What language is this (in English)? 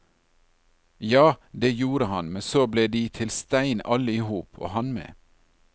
Norwegian